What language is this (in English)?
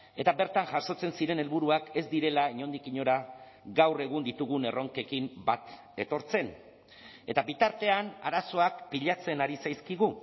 Basque